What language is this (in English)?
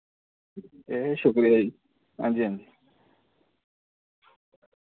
Dogri